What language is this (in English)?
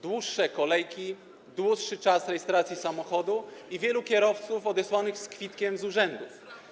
Polish